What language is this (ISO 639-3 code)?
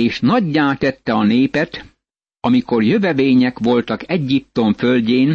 hun